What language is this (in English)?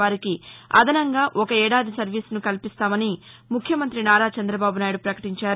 Telugu